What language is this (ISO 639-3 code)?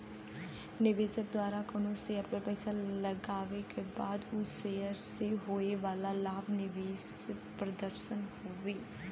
bho